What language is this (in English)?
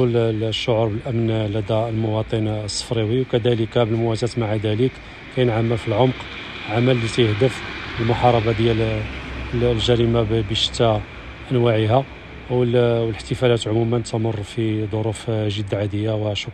Arabic